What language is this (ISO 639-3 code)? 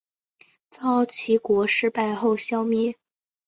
zho